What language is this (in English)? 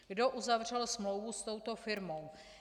Czech